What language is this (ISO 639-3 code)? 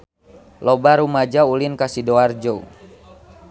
sun